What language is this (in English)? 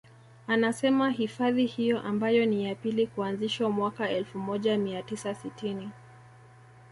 Swahili